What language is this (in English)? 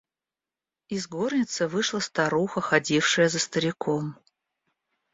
Russian